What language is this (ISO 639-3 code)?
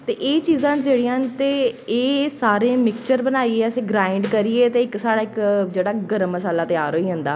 doi